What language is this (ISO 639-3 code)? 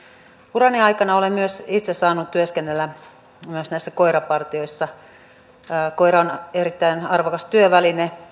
fin